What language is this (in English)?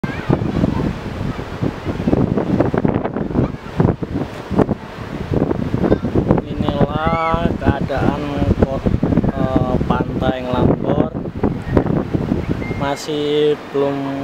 Indonesian